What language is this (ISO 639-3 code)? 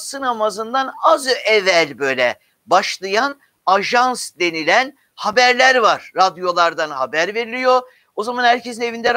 tur